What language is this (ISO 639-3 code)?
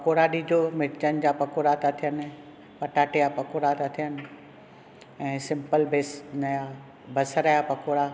snd